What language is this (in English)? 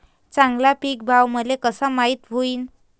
Marathi